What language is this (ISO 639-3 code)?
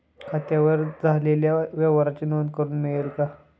mar